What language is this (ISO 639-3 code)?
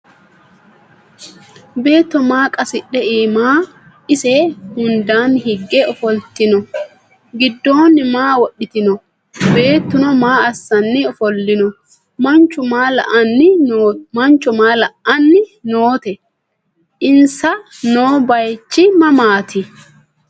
sid